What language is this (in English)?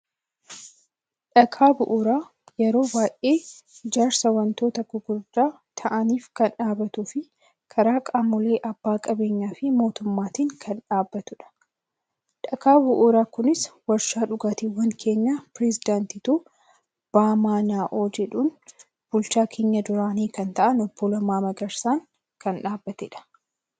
Oromo